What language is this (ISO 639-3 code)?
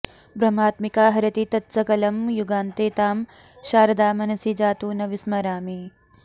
san